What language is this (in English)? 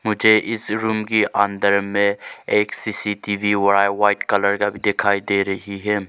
Hindi